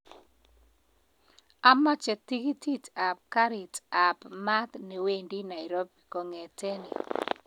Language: Kalenjin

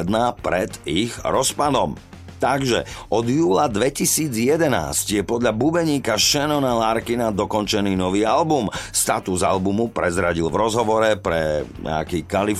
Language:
Slovak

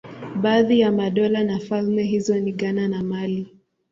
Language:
Swahili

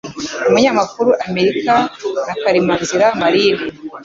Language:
Kinyarwanda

